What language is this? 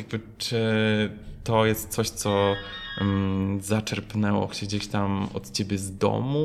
Polish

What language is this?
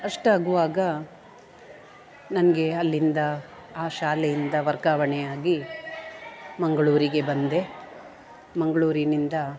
Kannada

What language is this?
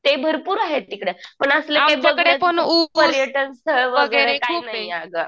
Marathi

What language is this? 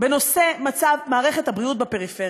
Hebrew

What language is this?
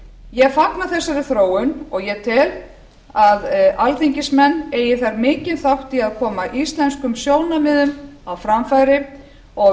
Icelandic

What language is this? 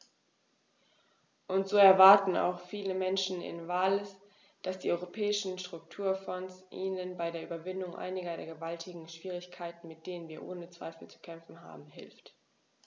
German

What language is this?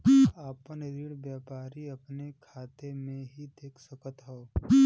Bhojpuri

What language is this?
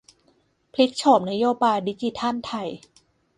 Thai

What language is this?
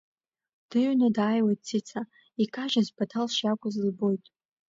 Abkhazian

